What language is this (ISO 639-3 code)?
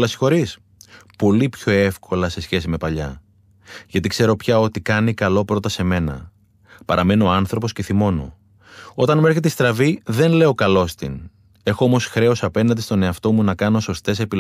ell